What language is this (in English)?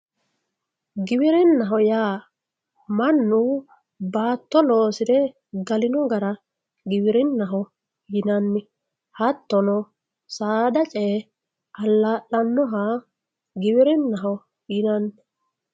Sidamo